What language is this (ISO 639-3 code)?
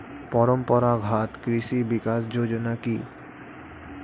ben